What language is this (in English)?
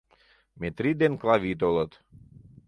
Mari